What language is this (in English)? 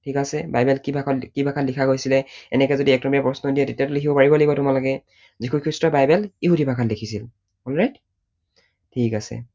Assamese